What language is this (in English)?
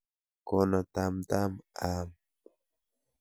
Kalenjin